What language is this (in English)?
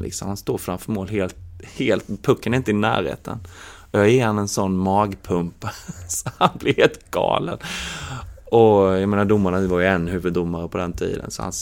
Swedish